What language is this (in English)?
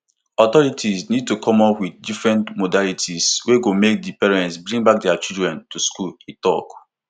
Nigerian Pidgin